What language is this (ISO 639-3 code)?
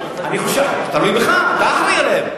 heb